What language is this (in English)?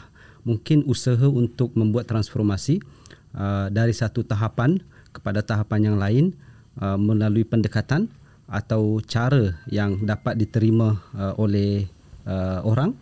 Malay